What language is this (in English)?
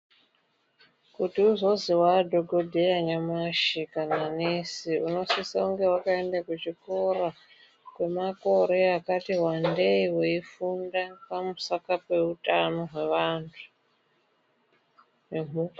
Ndau